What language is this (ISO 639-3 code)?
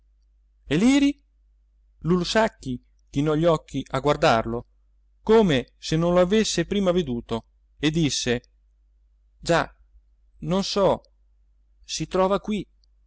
ita